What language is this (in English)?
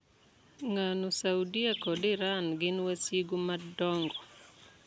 Luo (Kenya and Tanzania)